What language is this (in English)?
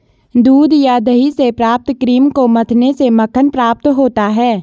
Hindi